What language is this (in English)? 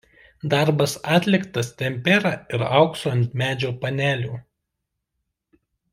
Lithuanian